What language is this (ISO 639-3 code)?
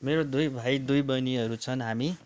nep